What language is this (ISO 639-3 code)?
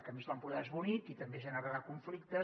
cat